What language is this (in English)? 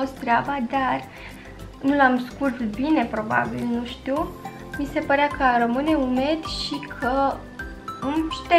Romanian